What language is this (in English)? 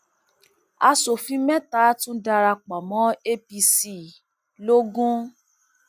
Yoruba